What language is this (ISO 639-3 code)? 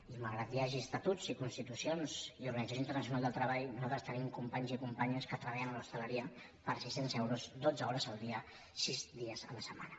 cat